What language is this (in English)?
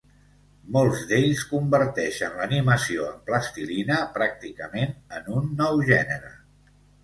Catalan